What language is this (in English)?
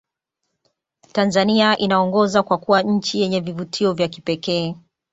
Swahili